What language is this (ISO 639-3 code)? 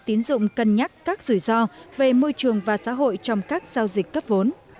vie